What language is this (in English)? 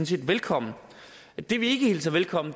Danish